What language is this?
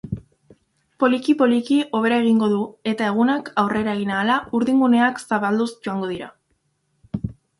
Basque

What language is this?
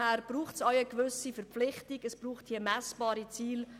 Swiss German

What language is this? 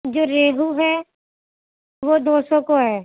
Urdu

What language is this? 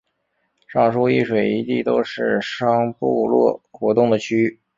Chinese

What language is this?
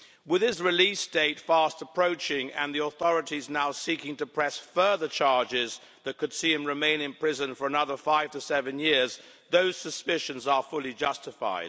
English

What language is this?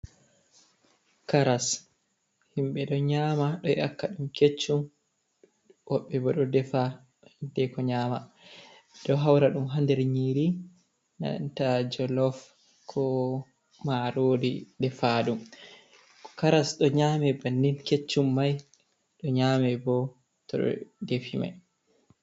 Fula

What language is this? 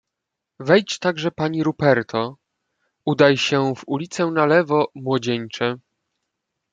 Polish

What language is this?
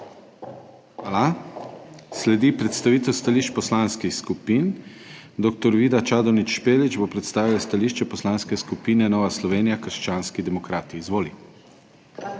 Slovenian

